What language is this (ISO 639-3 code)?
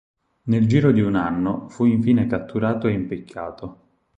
ita